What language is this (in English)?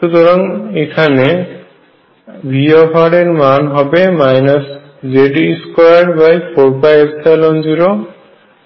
Bangla